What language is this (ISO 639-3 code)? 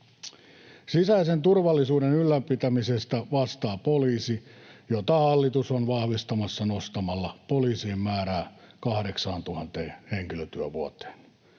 fin